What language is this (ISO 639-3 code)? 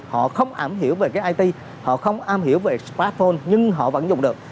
vie